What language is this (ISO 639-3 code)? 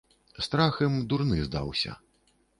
bel